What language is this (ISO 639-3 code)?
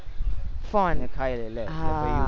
guj